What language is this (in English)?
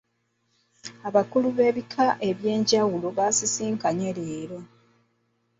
Ganda